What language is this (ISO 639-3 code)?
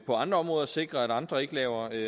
dan